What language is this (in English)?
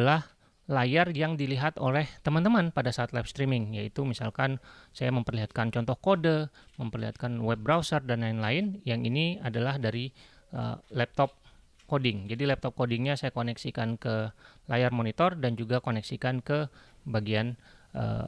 Indonesian